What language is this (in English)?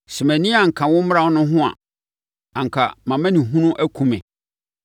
Akan